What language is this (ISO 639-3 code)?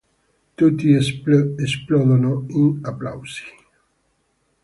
ita